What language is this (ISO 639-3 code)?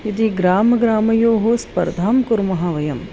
san